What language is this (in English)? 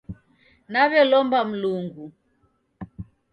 Taita